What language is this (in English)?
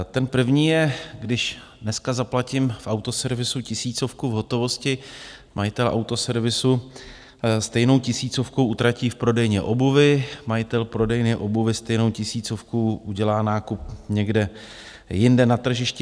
Czech